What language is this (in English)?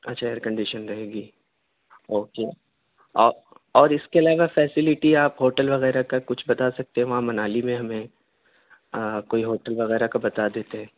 Urdu